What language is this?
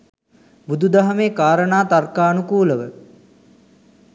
Sinhala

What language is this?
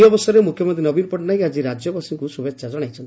Odia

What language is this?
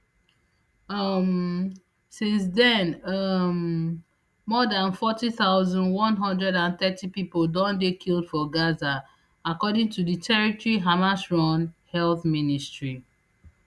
Nigerian Pidgin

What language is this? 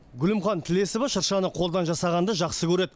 Kazakh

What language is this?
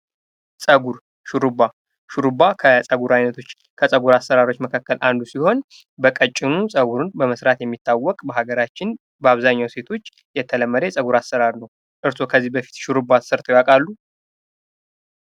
Amharic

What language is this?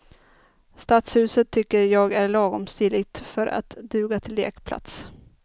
Swedish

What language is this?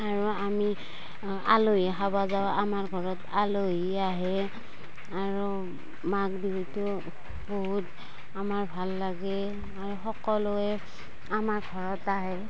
Assamese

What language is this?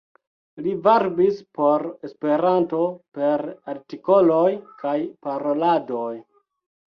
Esperanto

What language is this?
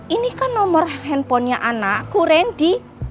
Indonesian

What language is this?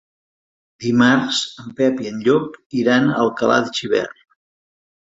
Catalan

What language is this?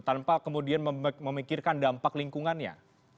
Indonesian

